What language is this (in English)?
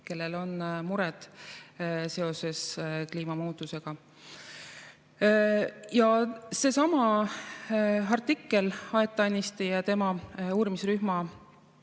Estonian